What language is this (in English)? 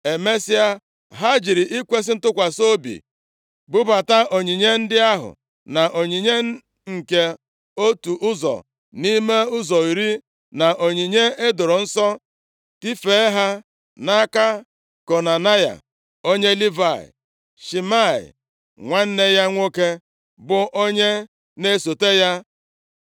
Igbo